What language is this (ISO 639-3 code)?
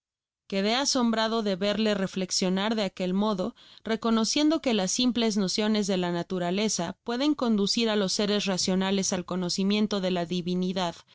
spa